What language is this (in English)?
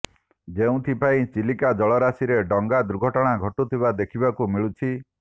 Odia